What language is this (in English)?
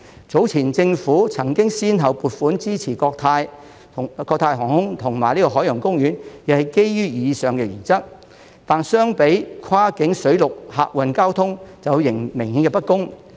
Cantonese